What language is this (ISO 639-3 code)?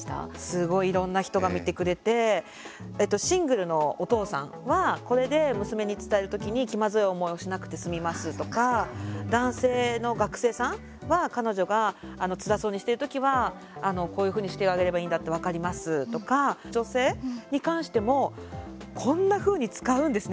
jpn